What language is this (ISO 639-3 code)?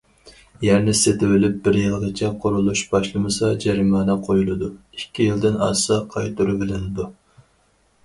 uig